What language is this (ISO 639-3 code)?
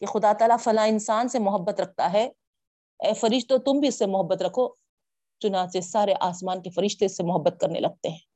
urd